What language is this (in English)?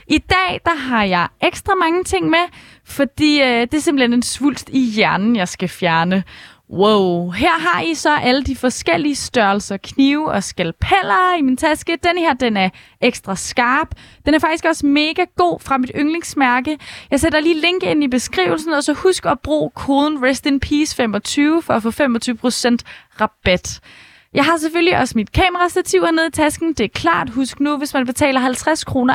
Danish